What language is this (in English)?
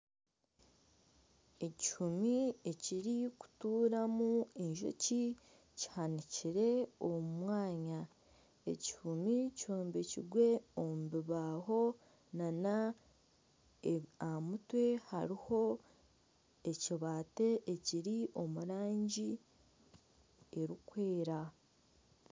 Nyankole